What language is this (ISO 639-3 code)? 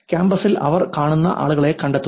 mal